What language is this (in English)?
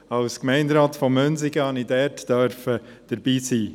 Swiss German